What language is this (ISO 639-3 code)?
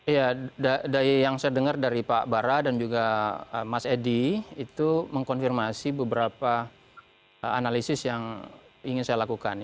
ind